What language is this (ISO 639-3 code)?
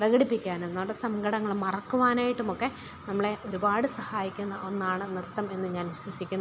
mal